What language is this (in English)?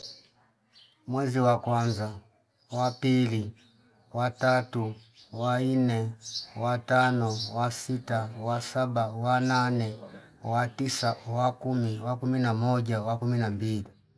Fipa